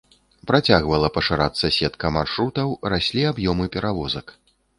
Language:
Belarusian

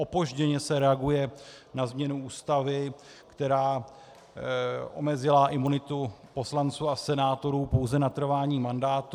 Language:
Czech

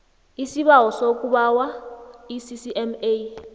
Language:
South Ndebele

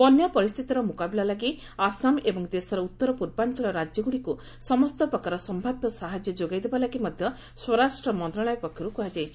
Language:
Odia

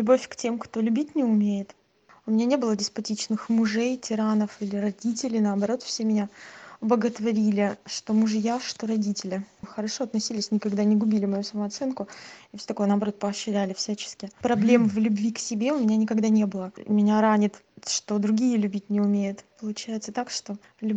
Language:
Russian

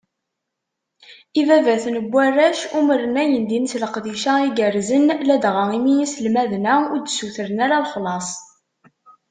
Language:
Kabyle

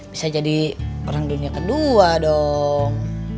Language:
Indonesian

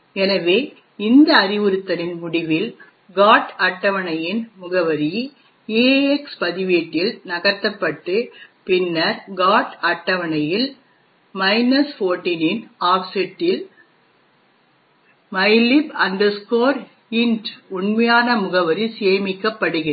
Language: Tamil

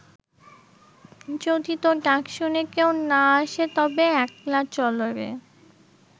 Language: Bangla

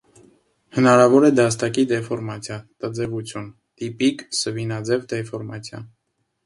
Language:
Armenian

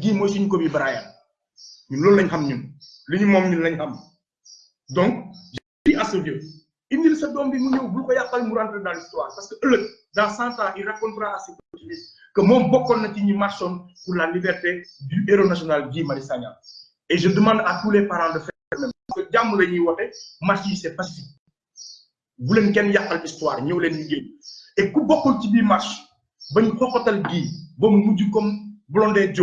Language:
French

